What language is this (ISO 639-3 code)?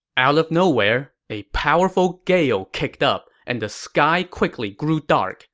eng